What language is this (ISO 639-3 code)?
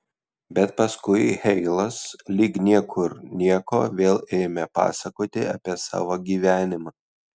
lit